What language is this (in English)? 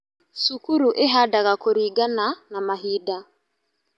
Kikuyu